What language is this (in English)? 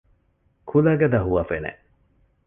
Divehi